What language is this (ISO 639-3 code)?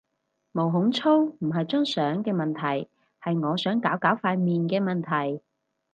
yue